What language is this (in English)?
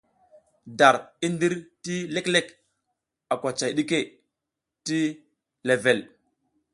South Giziga